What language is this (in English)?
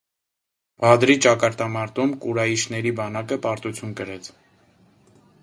Armenian